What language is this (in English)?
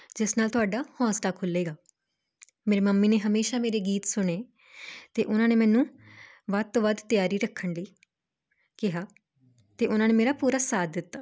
Punjabi